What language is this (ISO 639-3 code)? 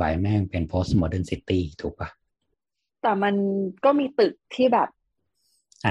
tha